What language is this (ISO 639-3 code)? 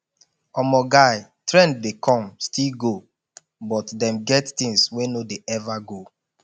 pcm